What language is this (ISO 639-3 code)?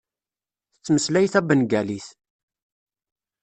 kab